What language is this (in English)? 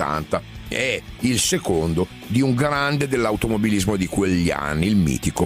Italian